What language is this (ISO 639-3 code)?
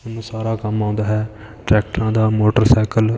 pan